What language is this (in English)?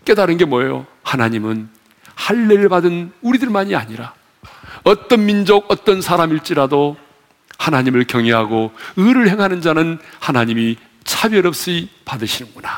Korean